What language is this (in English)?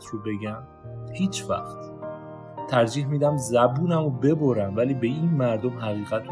Persian